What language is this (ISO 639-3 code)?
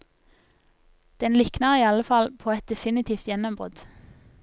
nor